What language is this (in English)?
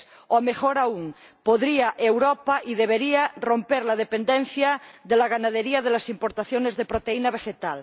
Spanish